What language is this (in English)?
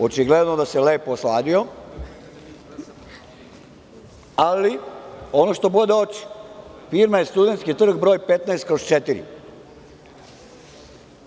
Serbian